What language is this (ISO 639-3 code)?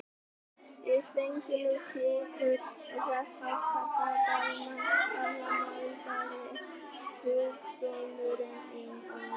isl